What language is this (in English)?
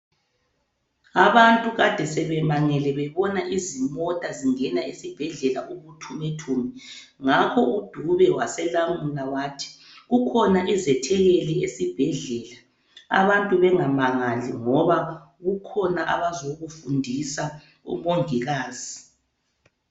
North Ndebele